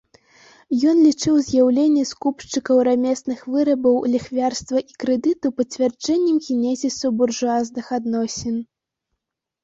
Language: Belarusian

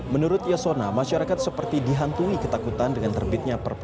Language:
Indonesian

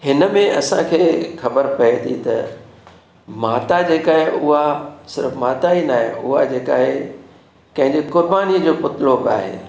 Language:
Sindhi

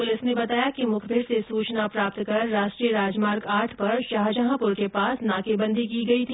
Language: Hindi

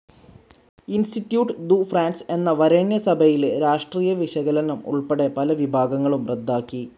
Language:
Malayalam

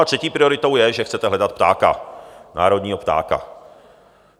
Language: Czech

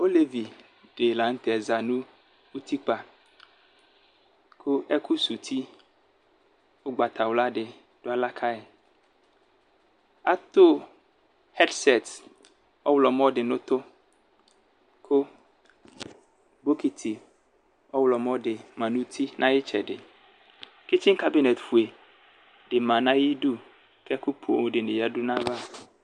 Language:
Ikposo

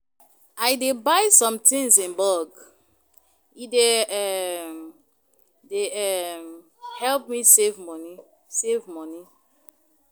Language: Nigerian Pidgin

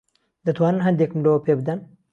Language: Central Kurdish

